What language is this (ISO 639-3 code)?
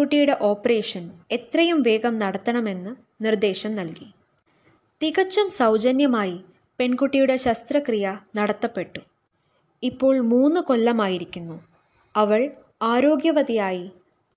mal